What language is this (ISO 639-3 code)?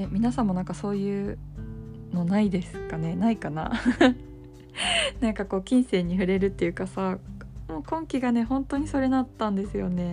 jpn